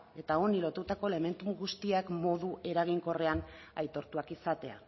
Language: Basque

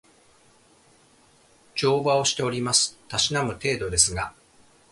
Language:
Japanese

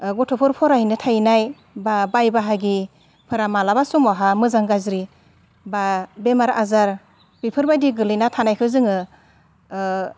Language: Bodo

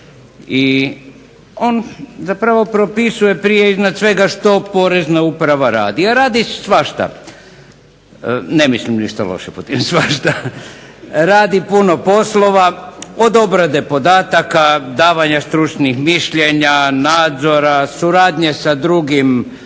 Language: Croatian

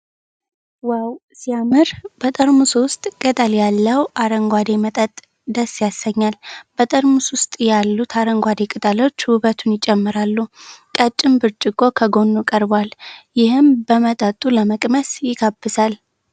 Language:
Amharic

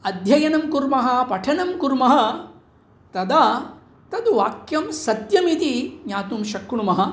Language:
Sanskrit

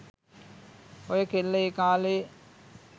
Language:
Sinhala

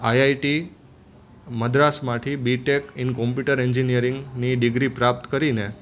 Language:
Gujarati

